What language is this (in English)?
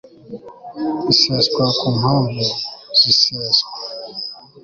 Kinyarwanda